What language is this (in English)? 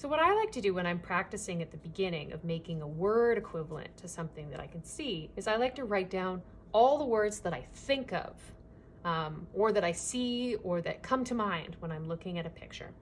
English